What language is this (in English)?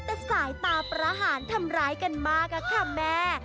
Thai